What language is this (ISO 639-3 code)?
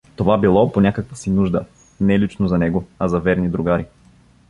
bul